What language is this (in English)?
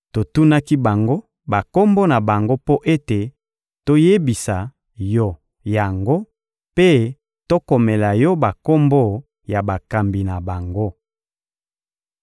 Lingala